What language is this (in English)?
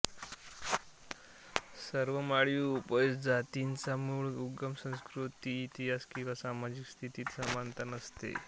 Marathi